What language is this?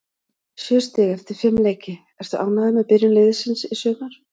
Icelandic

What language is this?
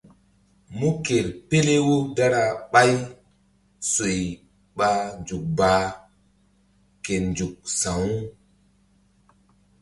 Mbum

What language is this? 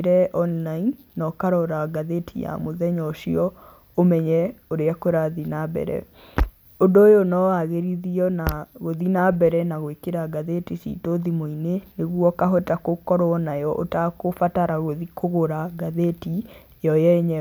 Kikuyu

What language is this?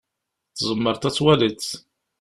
Kabyle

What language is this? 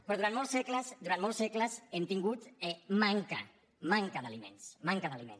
Catalan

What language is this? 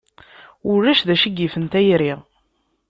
Kabyle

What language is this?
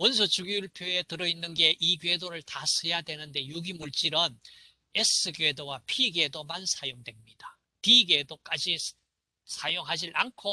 Korean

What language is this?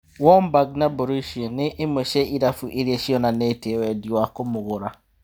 Kikuyu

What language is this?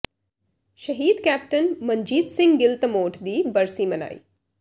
Punjabi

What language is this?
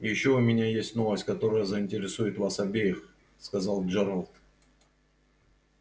Russian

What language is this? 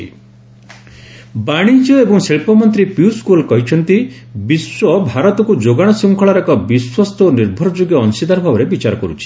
Odia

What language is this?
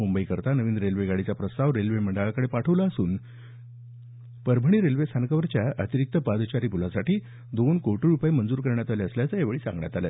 Marathi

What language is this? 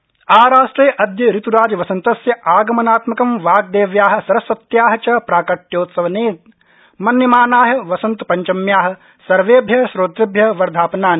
Sanskrit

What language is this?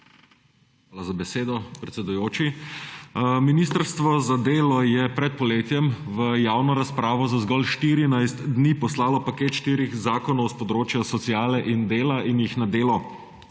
Slovenian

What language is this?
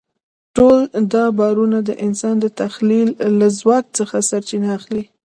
Pashto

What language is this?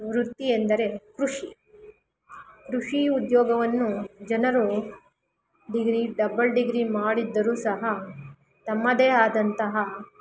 Kannada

